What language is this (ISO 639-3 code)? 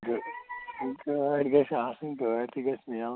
kas